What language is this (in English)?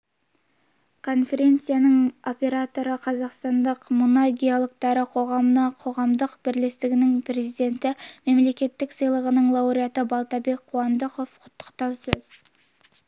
Kazakh